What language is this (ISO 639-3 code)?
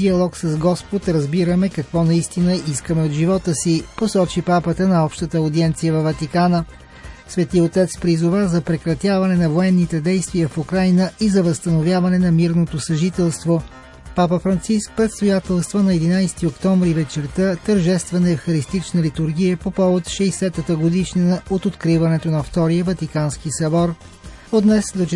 bul